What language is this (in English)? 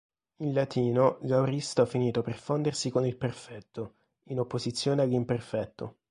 Italian